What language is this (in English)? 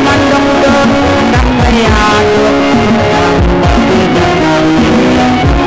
Serer